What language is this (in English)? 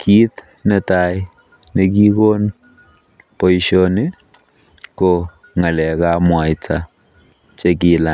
Kalenjin